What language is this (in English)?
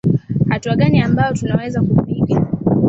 Swahili